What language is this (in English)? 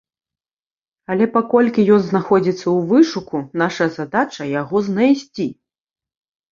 Belarusian